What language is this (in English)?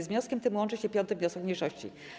Polish